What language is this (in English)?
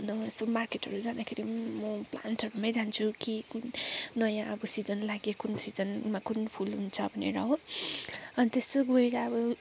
Nepali